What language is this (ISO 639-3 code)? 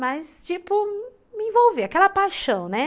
por